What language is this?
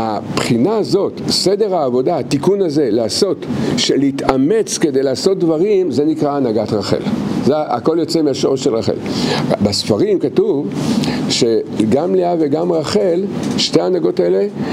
Hebrew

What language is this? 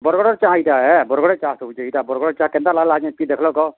Odia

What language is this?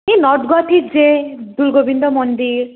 Assamese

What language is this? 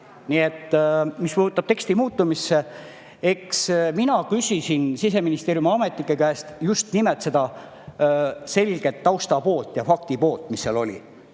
Estonian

